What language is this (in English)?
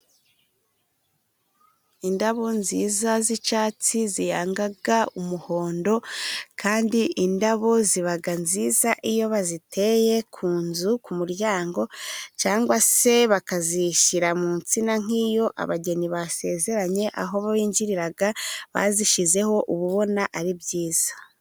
Kinyarwanda